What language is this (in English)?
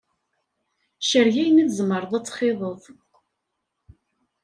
Kabyle